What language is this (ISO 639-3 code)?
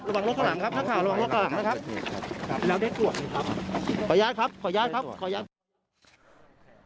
tha